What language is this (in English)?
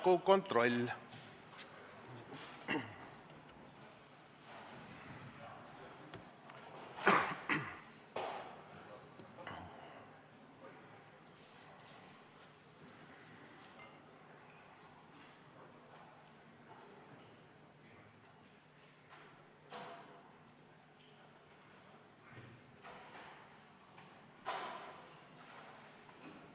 Estonian